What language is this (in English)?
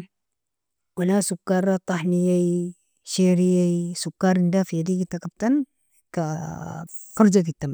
Nobiin